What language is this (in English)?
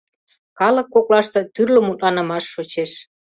Mari